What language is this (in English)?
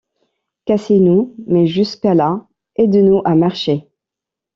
French